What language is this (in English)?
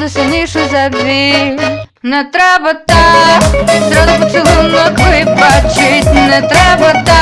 Ukrainian